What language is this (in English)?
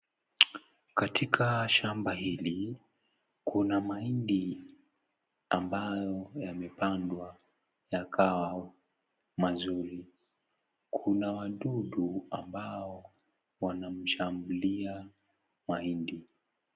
Swahili